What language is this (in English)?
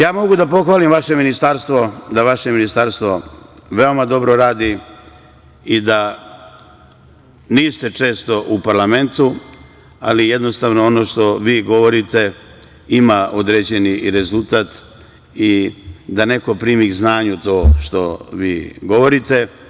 Serbian